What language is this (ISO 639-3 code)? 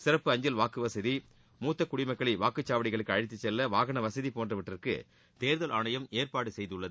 tam